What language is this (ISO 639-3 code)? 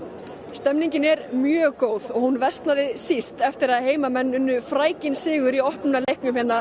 isl